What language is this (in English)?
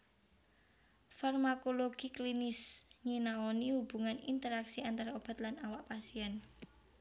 Javanese